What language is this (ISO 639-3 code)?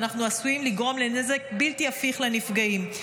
heb